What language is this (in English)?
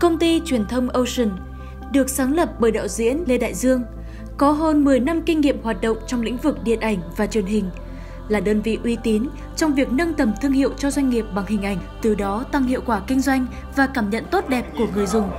Vietnamese